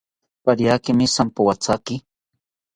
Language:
South Ucayali Ashéninka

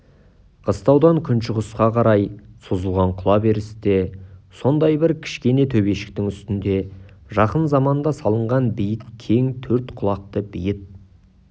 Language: Kazakh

